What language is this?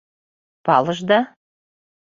Mari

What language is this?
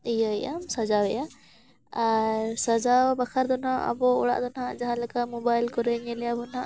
Santali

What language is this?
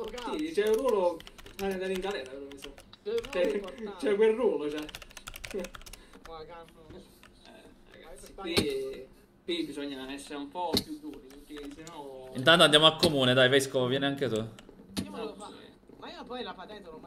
Italian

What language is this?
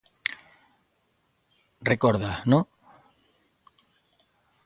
Galician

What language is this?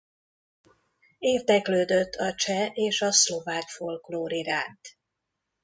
Hungarian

